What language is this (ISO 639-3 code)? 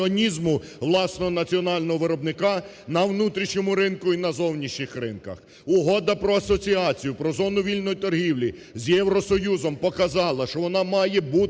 ukr